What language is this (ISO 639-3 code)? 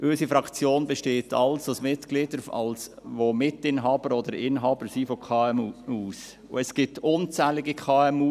gsw